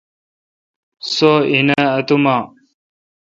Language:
Kalkoti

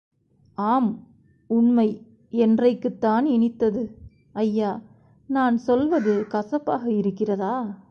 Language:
Tamil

